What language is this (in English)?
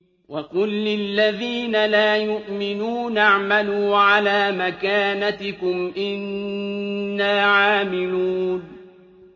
Arabic